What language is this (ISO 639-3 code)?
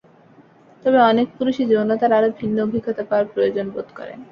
ben